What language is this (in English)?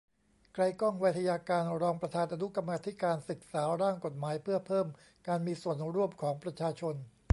Thai